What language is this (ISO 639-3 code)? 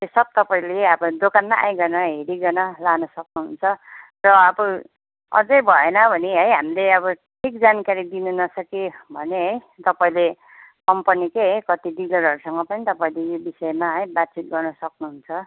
nep